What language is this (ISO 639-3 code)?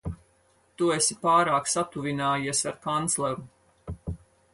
lav